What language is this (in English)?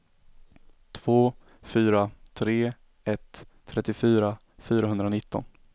Swedish